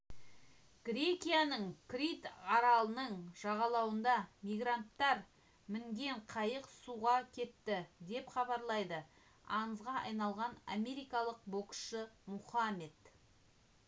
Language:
Kazakh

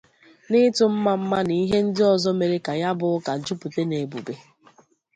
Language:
Igbo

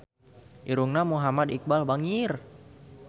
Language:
Sundanese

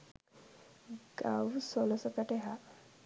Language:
Sinhala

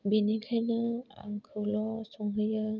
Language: Bodo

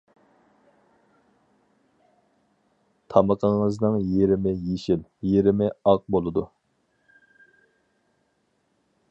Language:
Uyghur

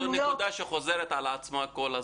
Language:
Hebrew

